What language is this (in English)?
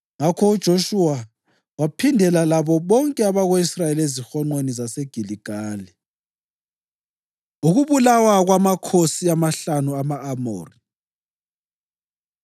North Ndebele